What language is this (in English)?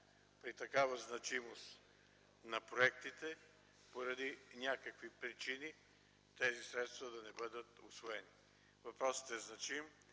Bulgarian